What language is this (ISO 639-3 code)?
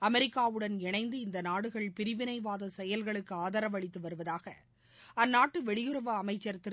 tam